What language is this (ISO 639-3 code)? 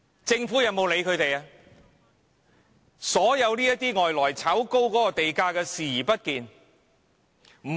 yue